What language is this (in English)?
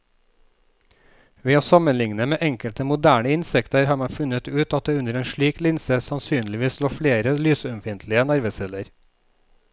Norwegian